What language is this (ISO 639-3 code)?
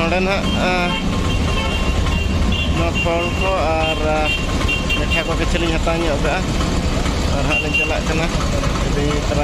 ind